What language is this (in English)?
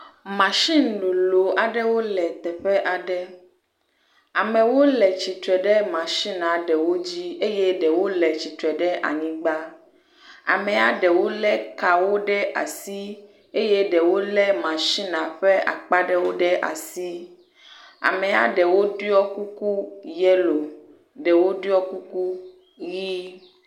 Ewe